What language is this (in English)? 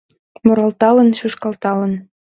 Mari